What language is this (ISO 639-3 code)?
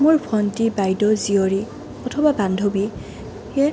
asm